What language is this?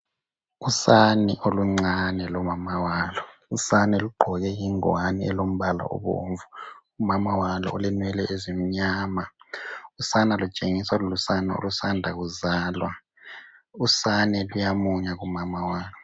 North Ndebele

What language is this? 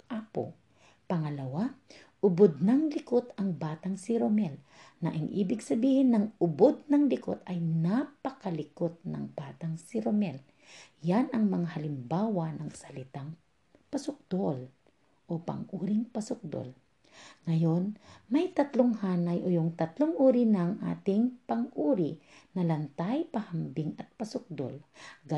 Filipino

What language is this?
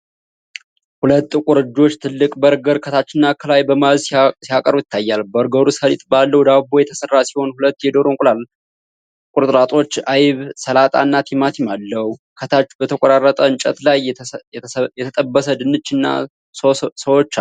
Amharic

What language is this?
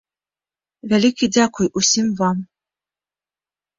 Belarusian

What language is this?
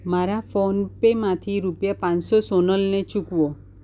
Gujarati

